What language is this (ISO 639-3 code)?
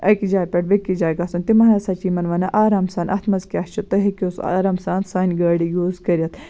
kas